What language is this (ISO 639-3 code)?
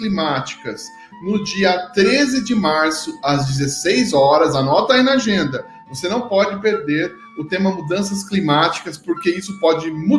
por